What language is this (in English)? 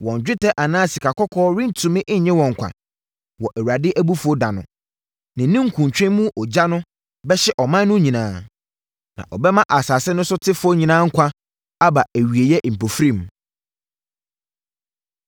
Akan